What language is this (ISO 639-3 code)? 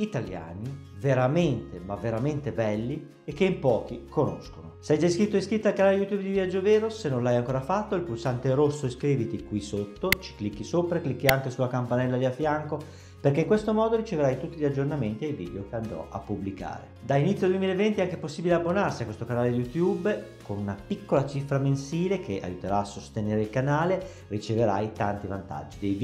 ita